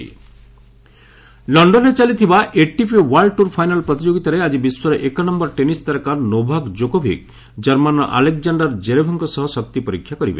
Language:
Odia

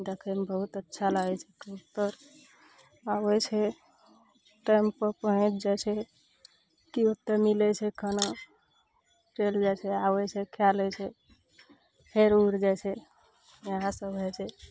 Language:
Maithili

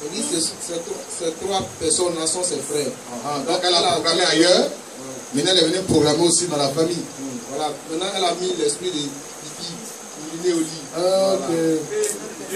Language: French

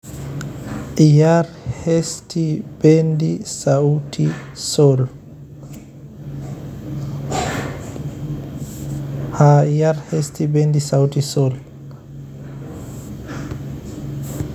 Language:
Somali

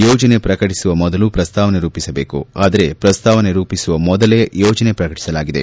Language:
Kannada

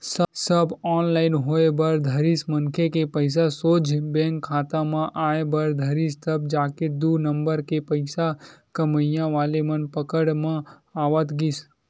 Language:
Chhattisgarhi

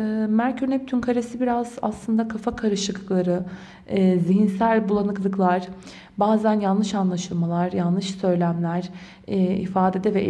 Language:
Turkish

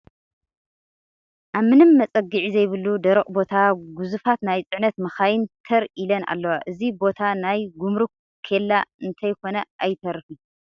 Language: Tigrinya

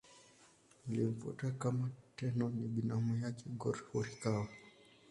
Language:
Swahili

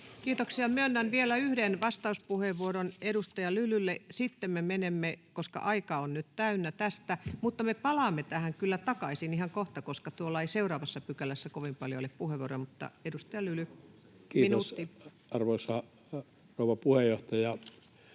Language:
Finnish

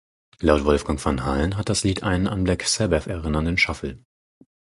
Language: German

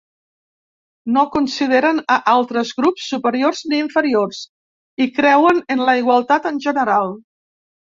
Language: Catalan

